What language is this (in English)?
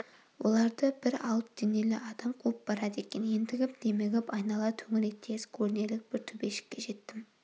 Kazakh